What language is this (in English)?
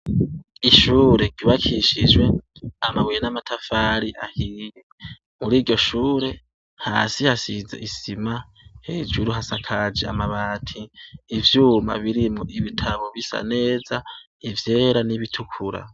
Rundi